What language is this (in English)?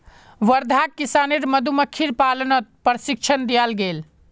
Magahi